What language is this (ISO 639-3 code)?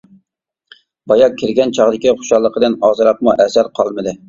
uig